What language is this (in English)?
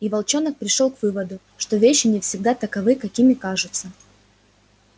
Russian